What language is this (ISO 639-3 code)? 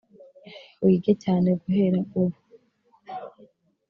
kin